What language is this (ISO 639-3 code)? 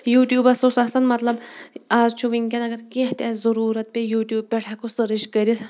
kas